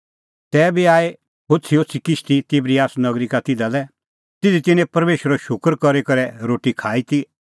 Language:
Kullu Pahari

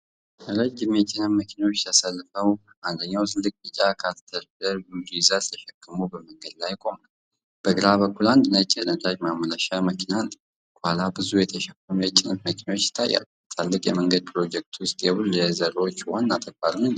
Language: Amharic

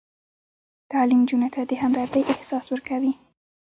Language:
Pashto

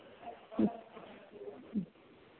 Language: Maithili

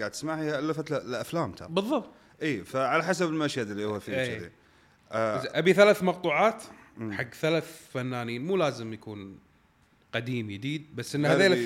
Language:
Arabic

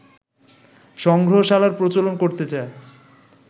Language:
Bangla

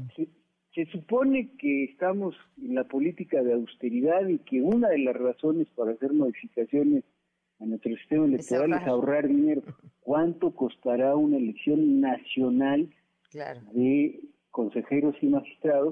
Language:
Spanish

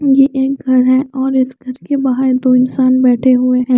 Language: Hindi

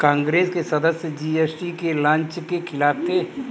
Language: Hindi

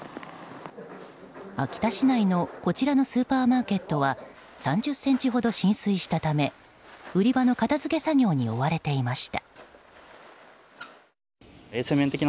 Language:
Japanese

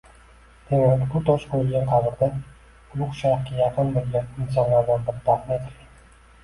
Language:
Uzbek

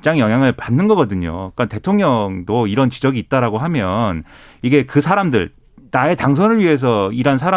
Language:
Korean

